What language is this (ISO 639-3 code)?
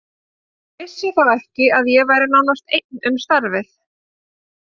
isl